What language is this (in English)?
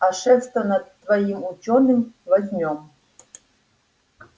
Russian